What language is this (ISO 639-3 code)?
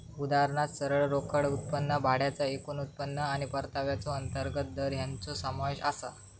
mar